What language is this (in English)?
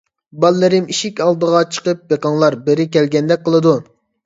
Uyghur